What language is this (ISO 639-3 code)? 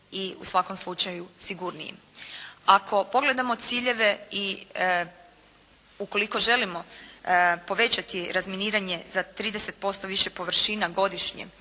hrv